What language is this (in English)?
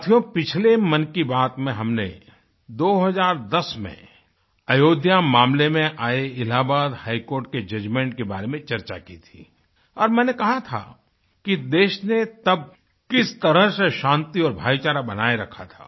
Hindi